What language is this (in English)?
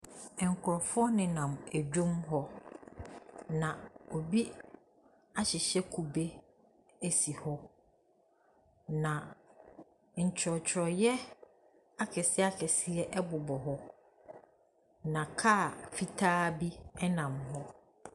Akan